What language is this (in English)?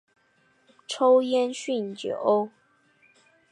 Chinese